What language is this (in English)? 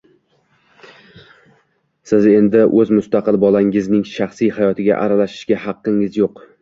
Uzbek